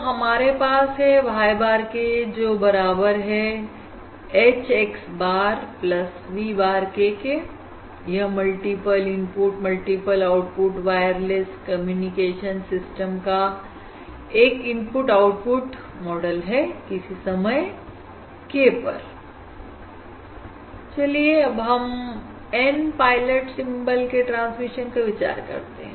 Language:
Hindi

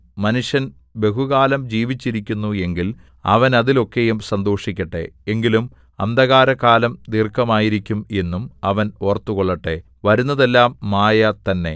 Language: Malayalam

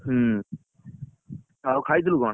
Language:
Odia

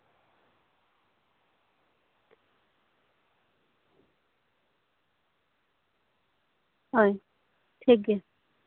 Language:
Santali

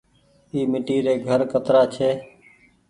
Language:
Goaria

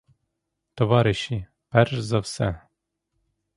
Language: Ukrainian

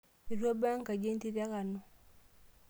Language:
Masai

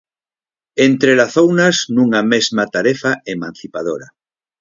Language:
Galician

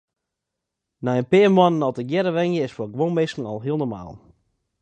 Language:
Western Frisian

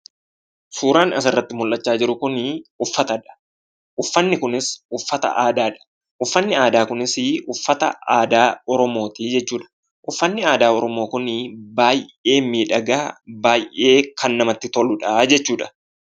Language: Oromo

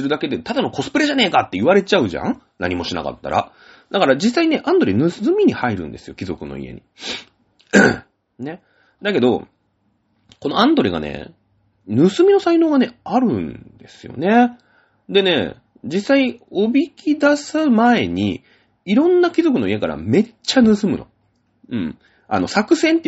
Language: Japanese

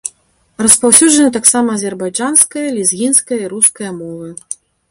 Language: Belarusian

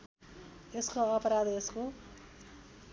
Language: Nepali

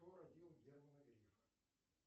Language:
Russian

